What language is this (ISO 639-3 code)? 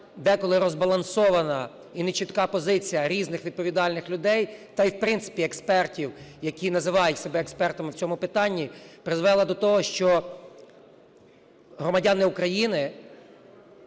ukr